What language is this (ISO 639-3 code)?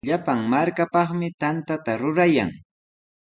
qws